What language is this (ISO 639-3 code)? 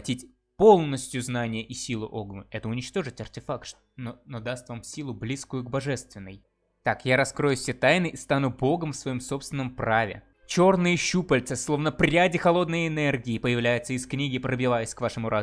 rus